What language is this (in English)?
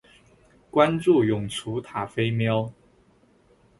Chinese